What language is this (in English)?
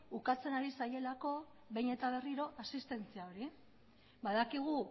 Basque